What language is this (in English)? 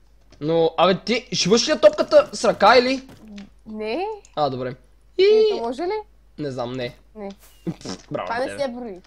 Bulgarian